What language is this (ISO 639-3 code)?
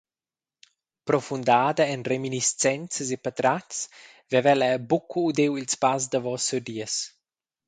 roh